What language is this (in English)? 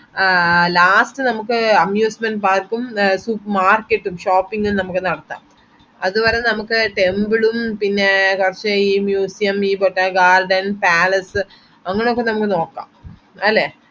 Malayalam